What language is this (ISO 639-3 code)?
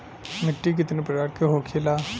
bho